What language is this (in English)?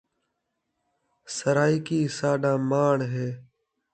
Saraiki